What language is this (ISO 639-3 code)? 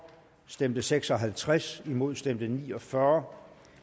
dan